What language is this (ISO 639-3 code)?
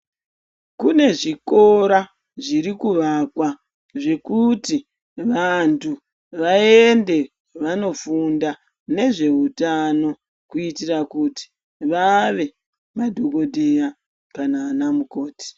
ndc